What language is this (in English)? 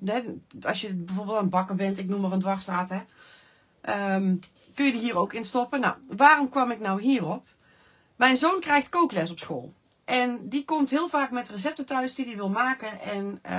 Dutch